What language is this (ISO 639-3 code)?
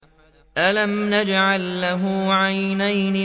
ara